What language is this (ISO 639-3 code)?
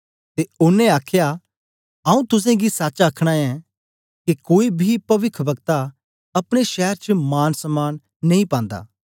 doi